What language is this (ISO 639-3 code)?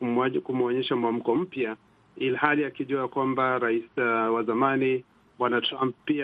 swa